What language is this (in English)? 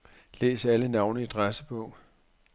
Danish